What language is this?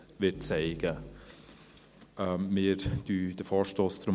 Swiss German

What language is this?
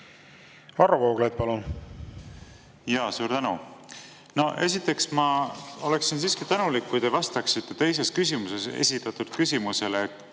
Estonian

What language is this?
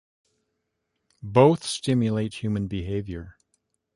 English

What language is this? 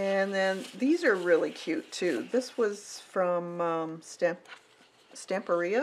English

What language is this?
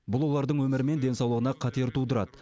Kazakh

